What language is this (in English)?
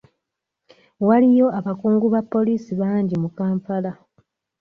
Ganda